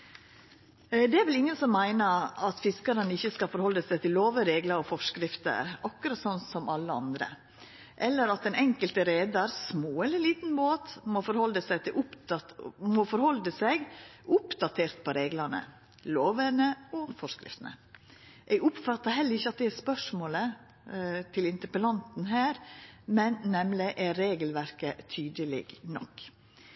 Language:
Norwegian Nynorsk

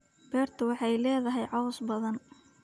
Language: Somali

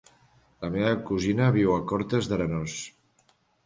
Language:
Catalan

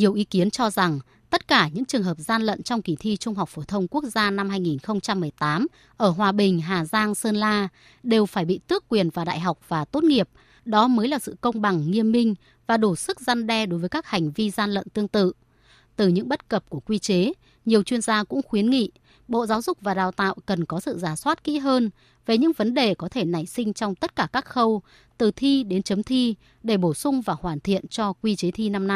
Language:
Vietnamese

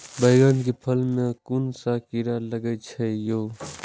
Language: Maithili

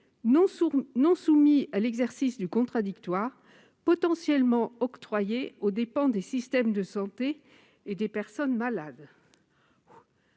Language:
French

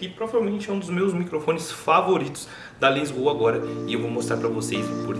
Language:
Portuguese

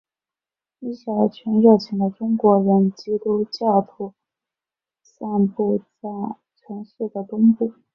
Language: Chinese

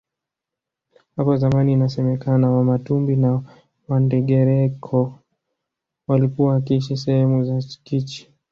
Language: Swahili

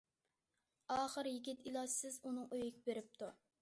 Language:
Uyghur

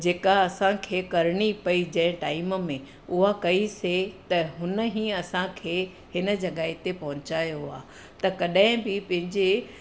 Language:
Sindhi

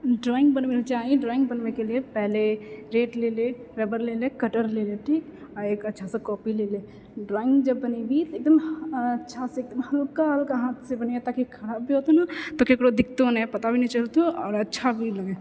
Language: Maithili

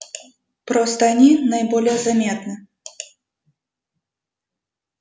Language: Russian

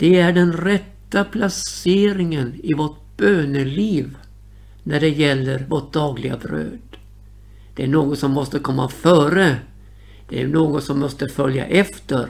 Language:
Swedish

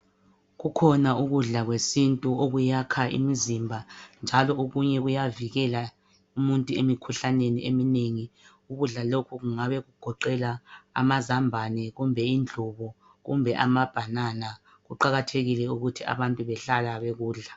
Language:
North Ndebele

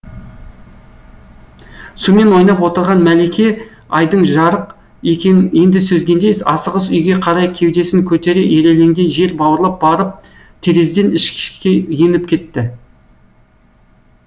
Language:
Kazakh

